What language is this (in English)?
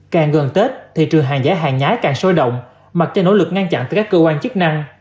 Vietnamese